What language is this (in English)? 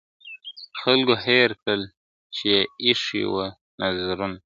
Pashto